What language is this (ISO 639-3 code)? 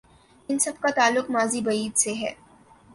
urd